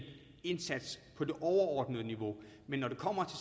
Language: Danish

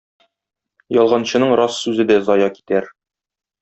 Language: Tatar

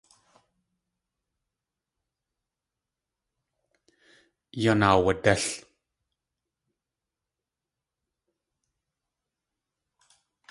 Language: Tlingit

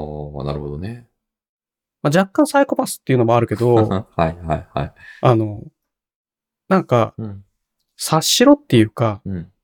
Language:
Japanese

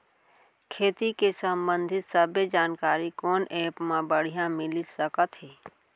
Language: Chhattisgarhi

